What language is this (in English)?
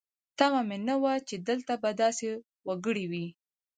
Pashto